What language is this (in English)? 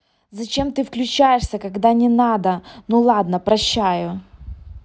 Russian